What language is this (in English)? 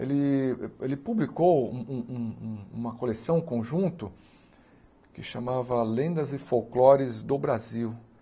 Portuguese